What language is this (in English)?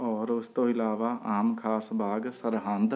Punjabi